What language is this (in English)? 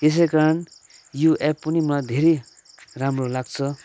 Nepali